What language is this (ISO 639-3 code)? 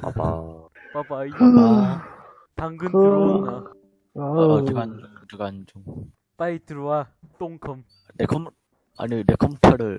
kor